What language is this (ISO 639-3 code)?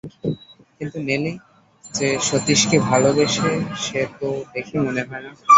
ben